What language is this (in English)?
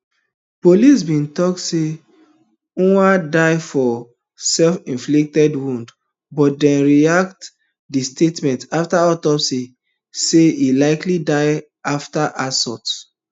Nigerian Pidgin